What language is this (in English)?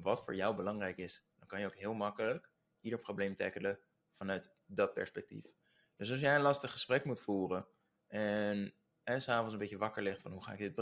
Dutch